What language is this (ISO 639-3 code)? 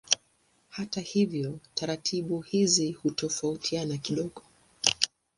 swa